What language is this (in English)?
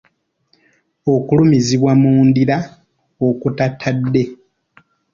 Ganda